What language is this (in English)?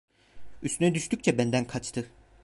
Turkish